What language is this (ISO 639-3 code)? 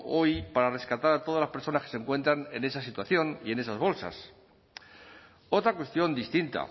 spa